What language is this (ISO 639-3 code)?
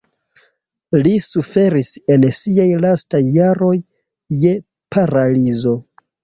epo